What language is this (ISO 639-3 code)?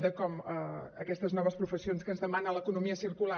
cat